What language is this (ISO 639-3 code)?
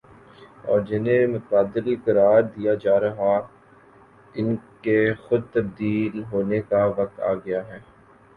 urd